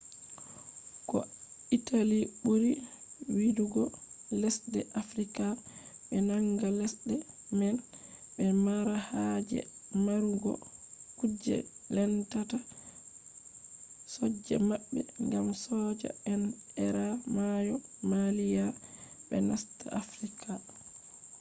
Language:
Fula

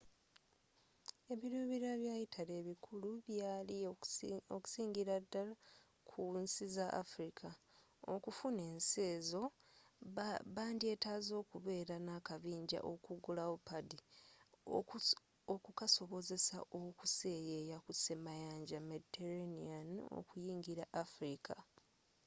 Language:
Ganda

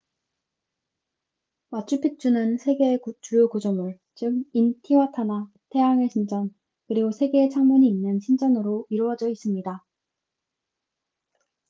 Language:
Korean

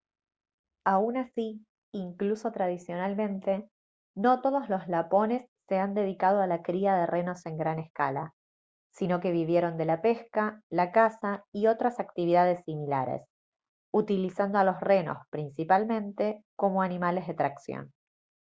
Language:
Spanish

